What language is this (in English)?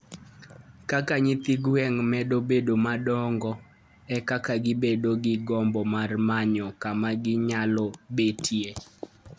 Luo (Kenya and Tanzania)